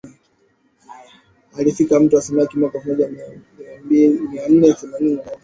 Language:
Swahili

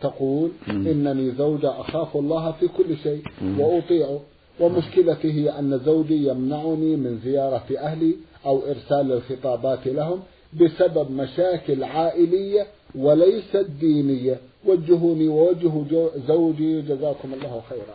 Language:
Arabic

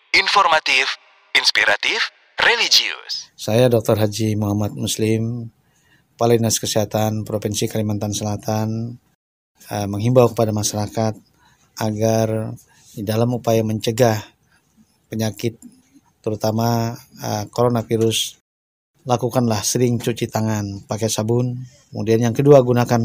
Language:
Indonesian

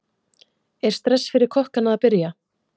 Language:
Icelandic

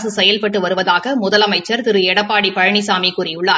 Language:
Tamil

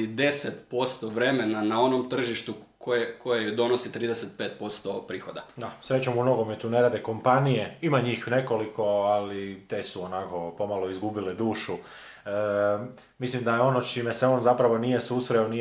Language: Croatian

